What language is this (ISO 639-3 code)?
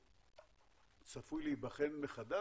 heb